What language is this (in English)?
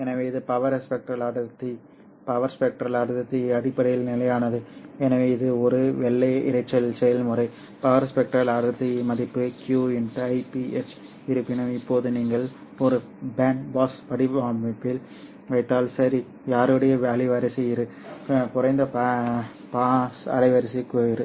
Tamil